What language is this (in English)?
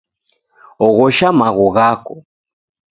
Taita